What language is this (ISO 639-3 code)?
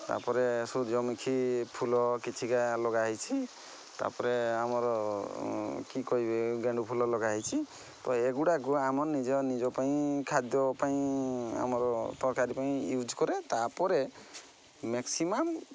ori